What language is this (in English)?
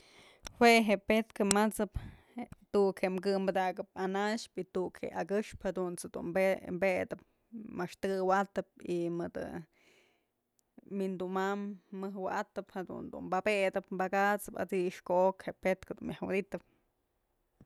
Mazatlán Mixe